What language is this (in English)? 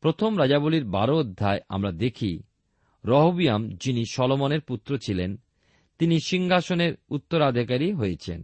Bangla